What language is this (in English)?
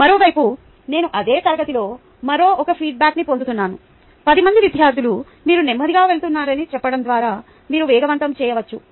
Telugu